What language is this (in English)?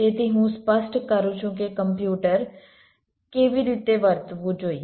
Gujarati